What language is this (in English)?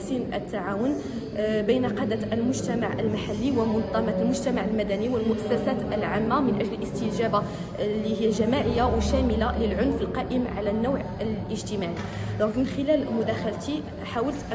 Arabic